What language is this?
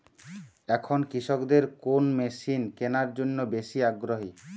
Bangla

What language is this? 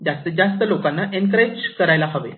Marathi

